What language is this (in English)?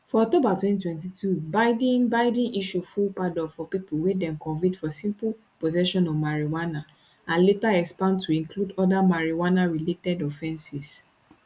Nigerian Pidgin